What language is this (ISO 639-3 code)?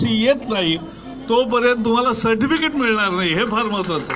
mar